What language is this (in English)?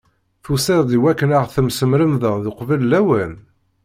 Kabyle